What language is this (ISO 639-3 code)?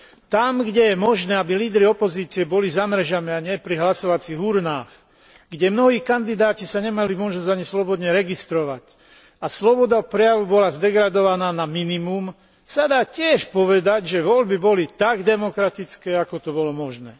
slk